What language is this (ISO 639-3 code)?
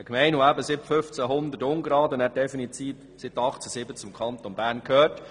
gsw